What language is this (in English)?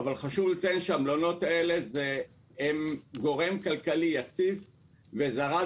Hebrew